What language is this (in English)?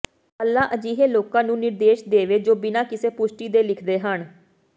Punjabi